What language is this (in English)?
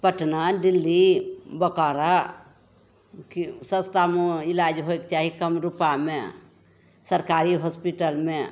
Maithili